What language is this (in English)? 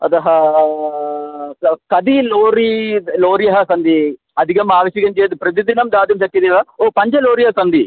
Sanskrit